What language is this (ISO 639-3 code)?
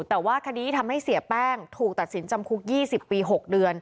tha